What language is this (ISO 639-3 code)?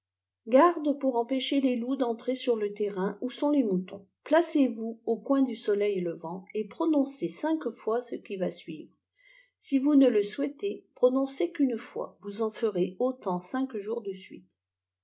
fra